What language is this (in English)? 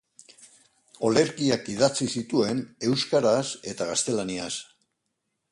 Basque